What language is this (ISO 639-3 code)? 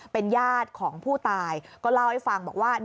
tha